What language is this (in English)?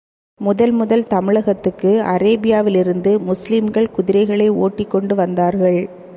Tamil